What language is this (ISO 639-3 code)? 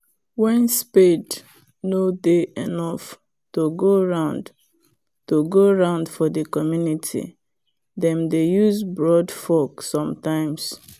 pcm